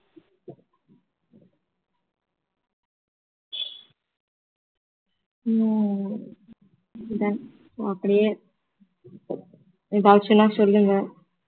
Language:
Tamil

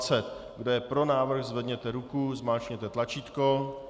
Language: Czech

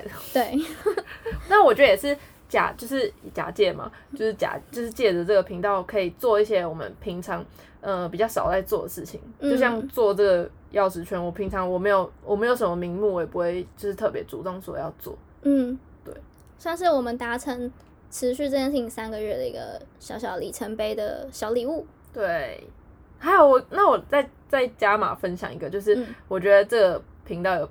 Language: Chinese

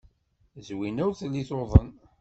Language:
Kabyle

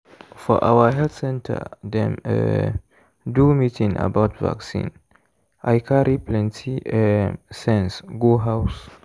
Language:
Nigerian Pidgin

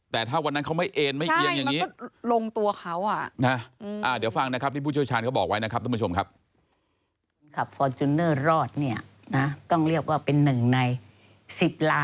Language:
Thai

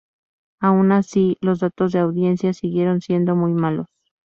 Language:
Spanish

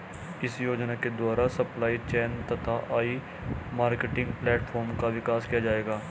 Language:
Hindi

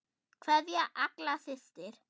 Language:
Icelandic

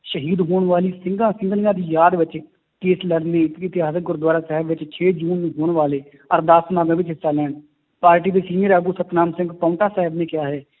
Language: Punjabi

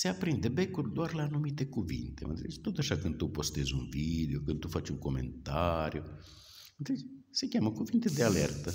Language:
Romanian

